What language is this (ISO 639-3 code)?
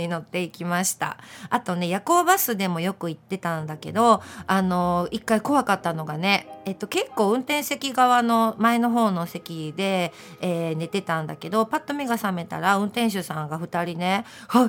jpn